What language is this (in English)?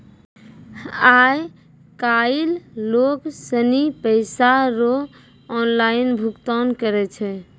Maithili